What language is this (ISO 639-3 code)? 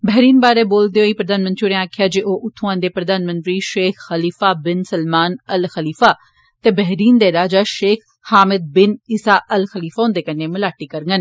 doi